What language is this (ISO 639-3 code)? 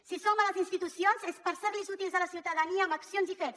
cat